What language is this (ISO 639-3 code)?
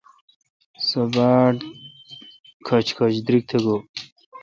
xka